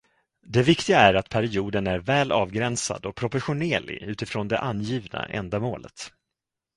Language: Swedish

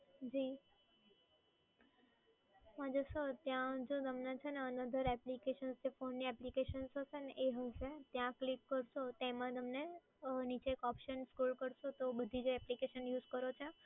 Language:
Gujarati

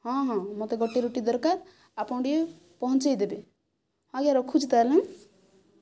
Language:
Odia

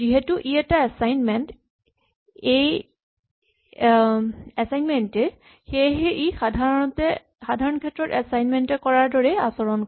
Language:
Assamese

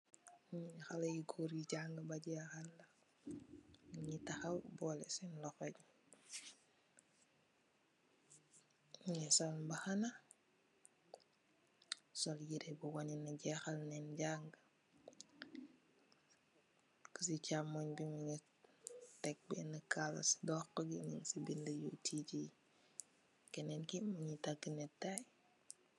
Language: Wolof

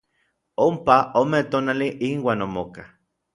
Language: Orizaba Nahuatl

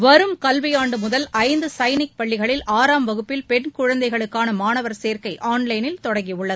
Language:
Tamil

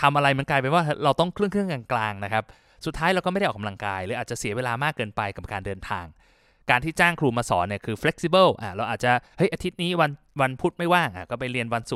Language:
Thai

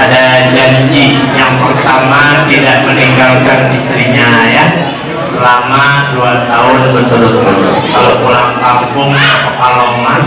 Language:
Indonesian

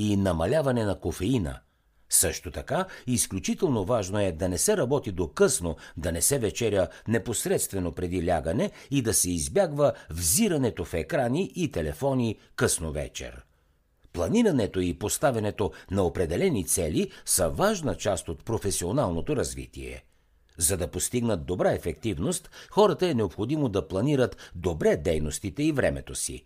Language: Bulgarian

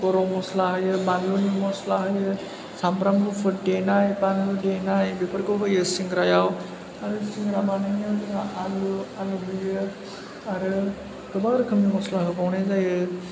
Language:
Bodo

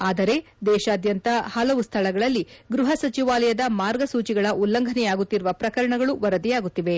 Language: Kannada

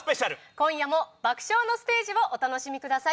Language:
Japanese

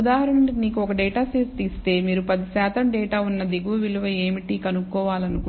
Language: Telugu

